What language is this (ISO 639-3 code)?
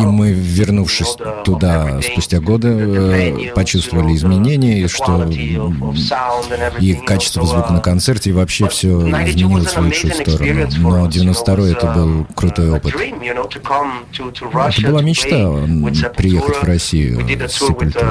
rus